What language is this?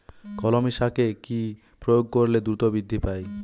Bangla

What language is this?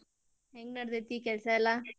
Kannada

